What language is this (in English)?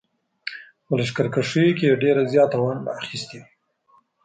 Pashto